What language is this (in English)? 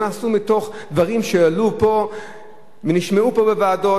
Hebrew